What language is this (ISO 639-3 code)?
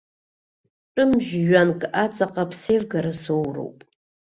abk